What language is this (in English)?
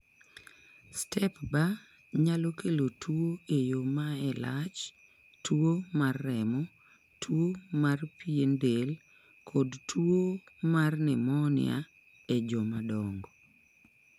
Luo (Kenya and Tanzania)